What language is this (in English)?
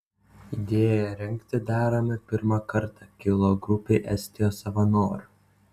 Lithuanian